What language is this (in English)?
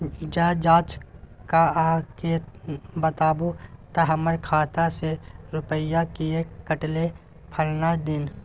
Maithili